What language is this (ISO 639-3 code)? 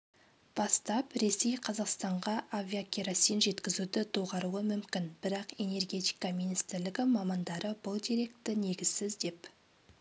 kaz